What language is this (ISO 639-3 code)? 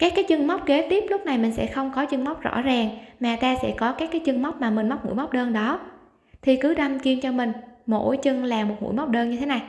vie